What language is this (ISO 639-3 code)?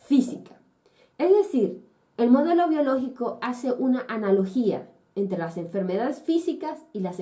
spa